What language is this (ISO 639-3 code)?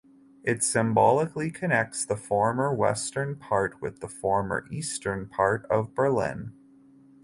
eng